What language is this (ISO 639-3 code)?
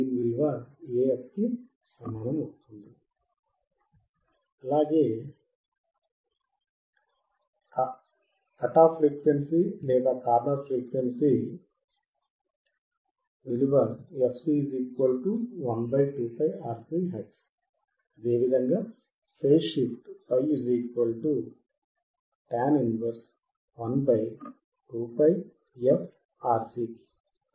tel